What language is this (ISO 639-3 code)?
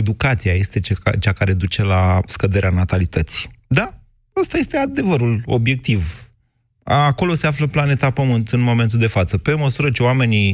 ron